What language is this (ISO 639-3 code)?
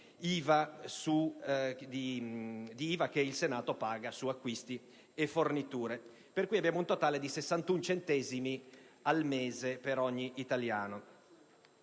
ita